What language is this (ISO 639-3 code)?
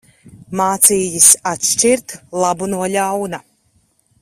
lav